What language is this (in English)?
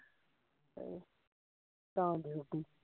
Punjabi